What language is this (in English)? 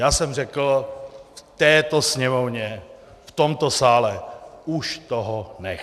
Czech